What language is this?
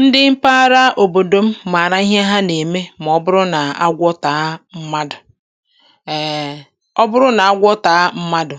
Igbo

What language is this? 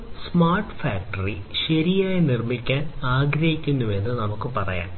Malayalam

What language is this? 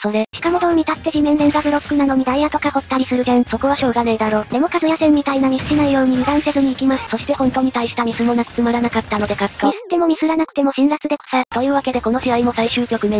Japanese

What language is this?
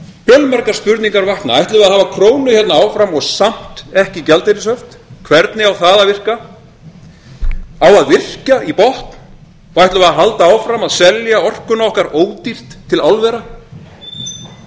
Icelandic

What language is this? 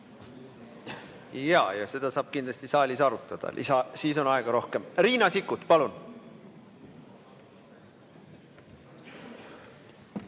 Estonian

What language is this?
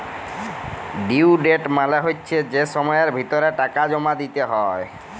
Bangla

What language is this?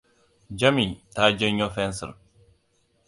Hausa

